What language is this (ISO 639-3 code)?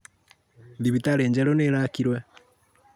kik